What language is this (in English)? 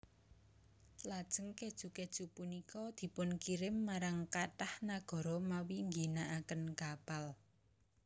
Javanese